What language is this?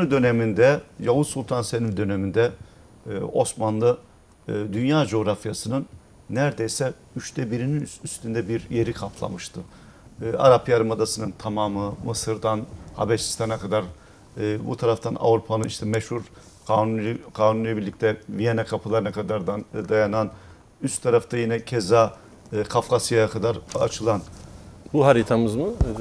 Turkish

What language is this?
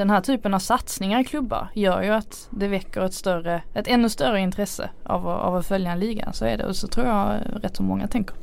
Swedish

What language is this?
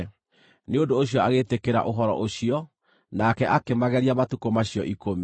Kikuyu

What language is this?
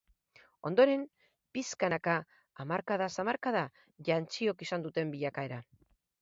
Basque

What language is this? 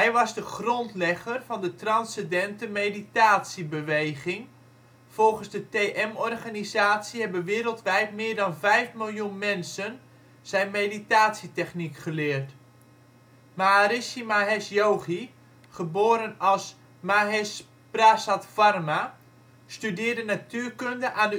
Dutch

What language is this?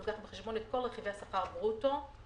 Hebrew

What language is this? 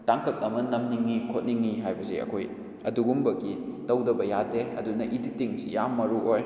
Manipuri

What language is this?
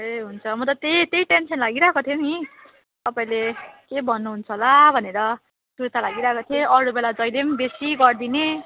Nepali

